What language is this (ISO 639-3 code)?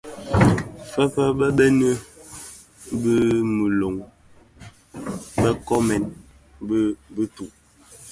ksf